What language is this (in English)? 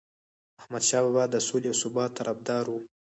Pashto